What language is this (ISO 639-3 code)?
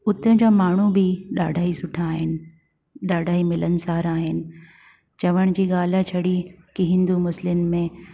snd